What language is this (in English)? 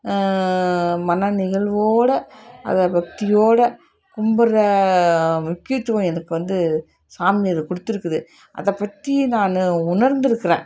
Tamil